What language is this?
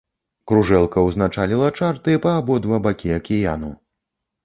Belarusian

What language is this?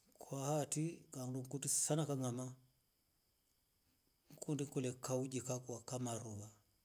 Rombo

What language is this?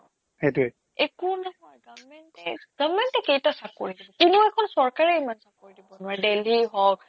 Assamese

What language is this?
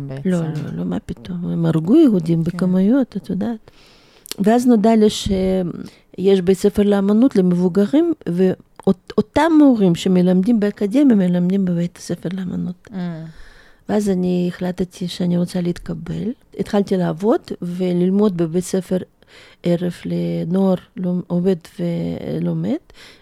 Hebrew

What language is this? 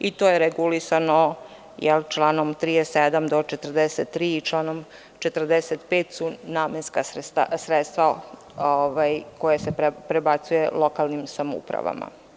Serbian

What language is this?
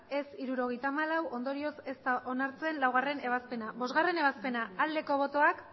Basque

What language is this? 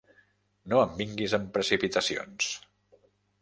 Catalan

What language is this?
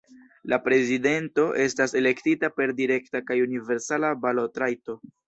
Esperanto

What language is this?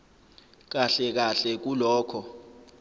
Zulu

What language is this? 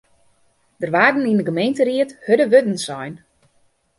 Western Frisian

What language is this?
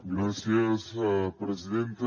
Catalan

